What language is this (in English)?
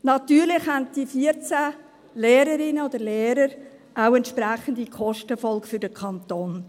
Swiss German